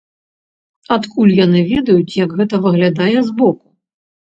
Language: Belarusian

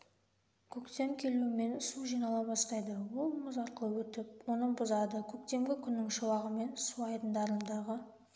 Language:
Kazakh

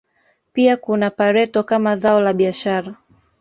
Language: Swahili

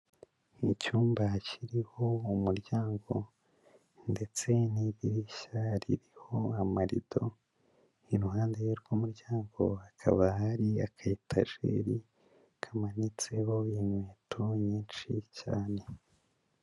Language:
Kinyarwanda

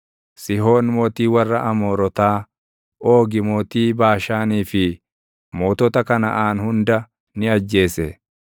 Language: Oromo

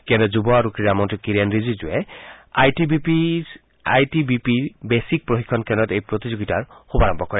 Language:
Assamese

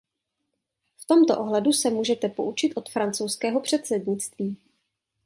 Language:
Czech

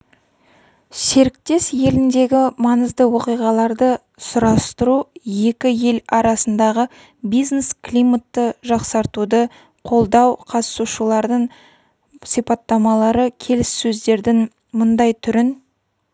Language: Kazakh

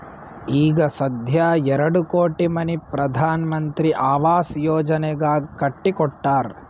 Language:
Kannada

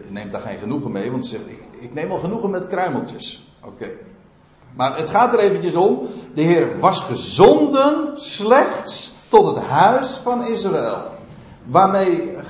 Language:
Dutch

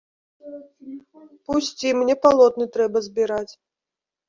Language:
Belarusian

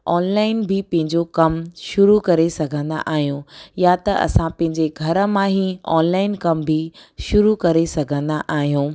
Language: Sindhi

